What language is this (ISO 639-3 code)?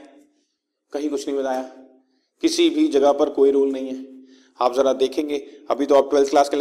hin